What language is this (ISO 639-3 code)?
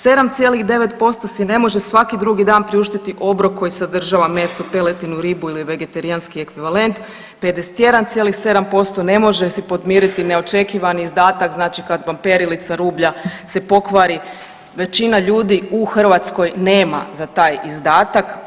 hrv